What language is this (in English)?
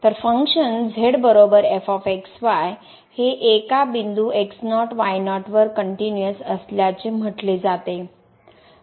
Marathi